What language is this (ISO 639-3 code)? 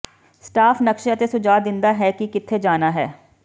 pan